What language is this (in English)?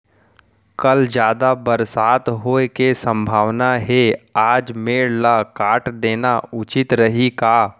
Chhattisgarhi